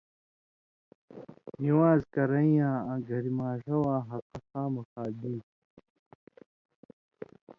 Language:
Indus Kohistani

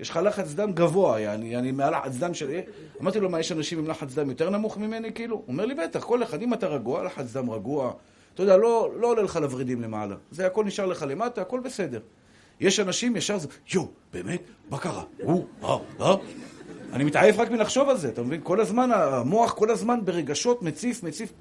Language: Hebrew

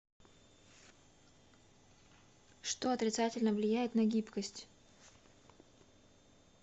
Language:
Russian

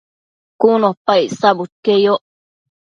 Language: Matsés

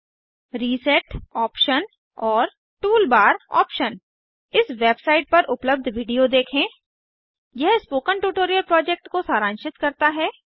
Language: Hindi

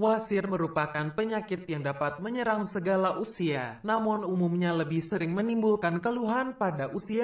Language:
Indonesian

